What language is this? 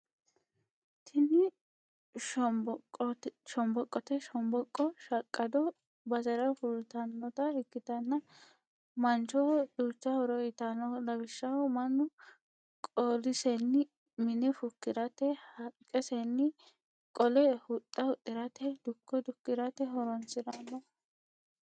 Sidamo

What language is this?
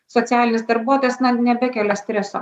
Lithuanian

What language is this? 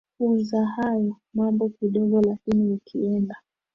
Swahili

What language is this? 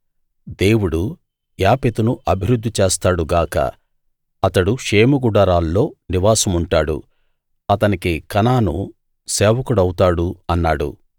Telugu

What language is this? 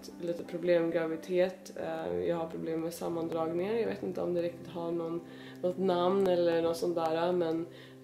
Swedish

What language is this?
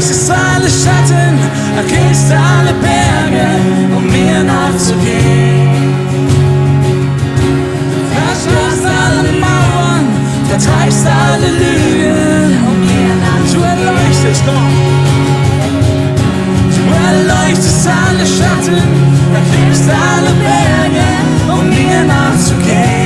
German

